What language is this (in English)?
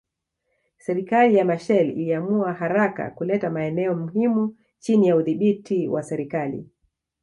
Swahili